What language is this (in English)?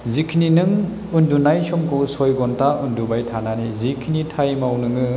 Bodo